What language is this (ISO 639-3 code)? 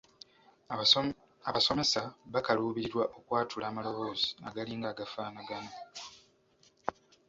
lug